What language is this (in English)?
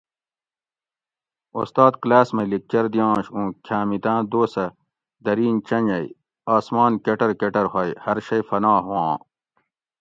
Gawri